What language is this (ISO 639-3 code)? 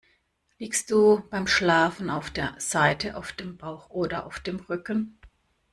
deu